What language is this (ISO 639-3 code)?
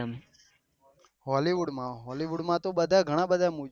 guj